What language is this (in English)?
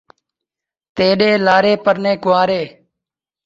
Saraiki